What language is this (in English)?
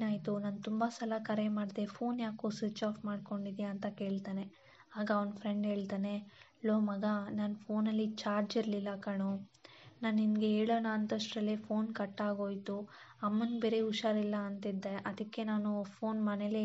Kannada